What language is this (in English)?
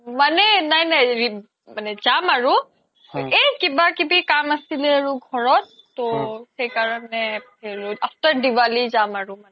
Assamese